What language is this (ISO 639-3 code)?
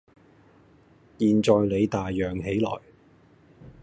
yue